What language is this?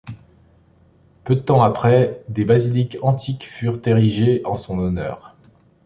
French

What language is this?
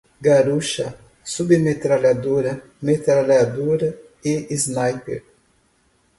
Portuguese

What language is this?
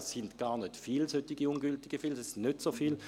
Swiss German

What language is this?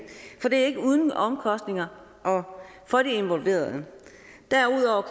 Danish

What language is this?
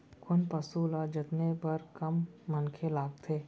Chhattisgarhi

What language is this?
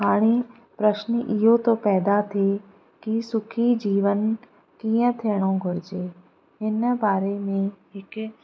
Sindhi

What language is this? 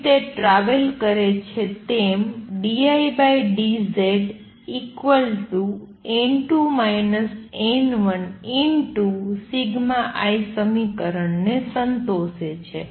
Gujarati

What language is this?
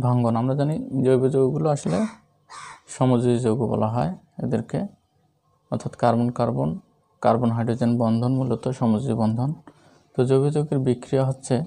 Hindi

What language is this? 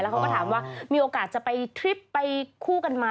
Thai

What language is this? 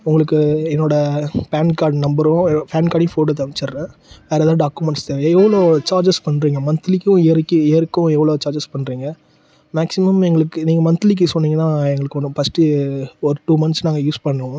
Tamil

